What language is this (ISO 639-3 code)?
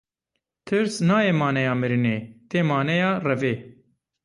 kur